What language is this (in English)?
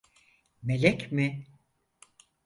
Turkish